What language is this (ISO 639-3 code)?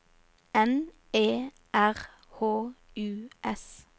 nor